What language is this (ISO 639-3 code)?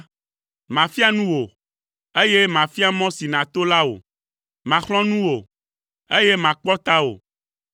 ewe